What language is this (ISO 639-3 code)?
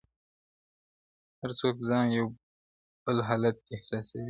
pus